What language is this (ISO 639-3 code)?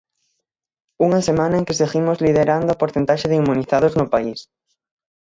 glg